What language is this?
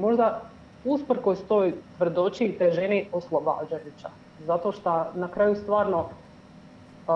Croatian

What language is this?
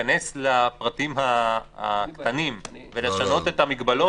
Hebrew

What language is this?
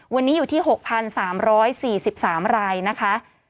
Thai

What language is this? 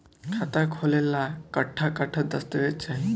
Bhojpuri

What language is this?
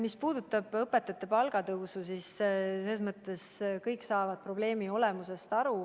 Estonian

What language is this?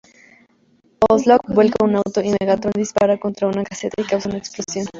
Spanish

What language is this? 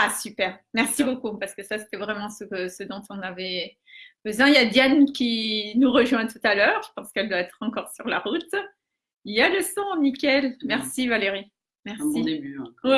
French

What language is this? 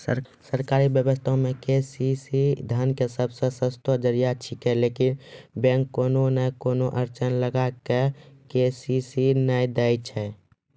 Maithili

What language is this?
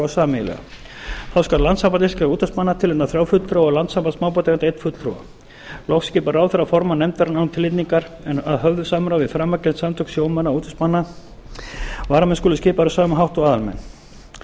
Icelandic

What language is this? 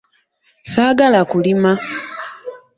Ganda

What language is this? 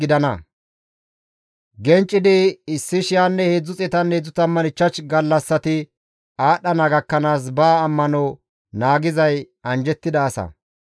Gamo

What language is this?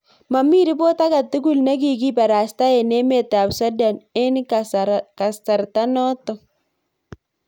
Kalenjin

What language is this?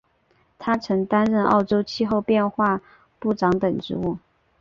Chinese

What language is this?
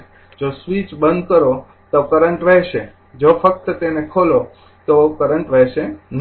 Gujarati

